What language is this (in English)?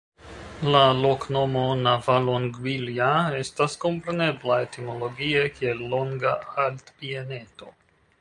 Esperanto